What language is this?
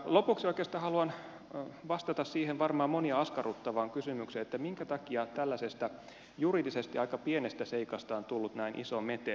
Finnish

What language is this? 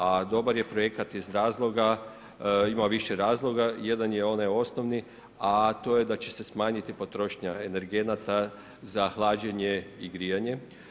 Croatian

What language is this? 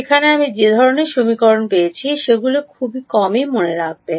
Bangla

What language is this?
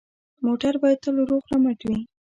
Pashto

